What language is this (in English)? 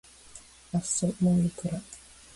Japanese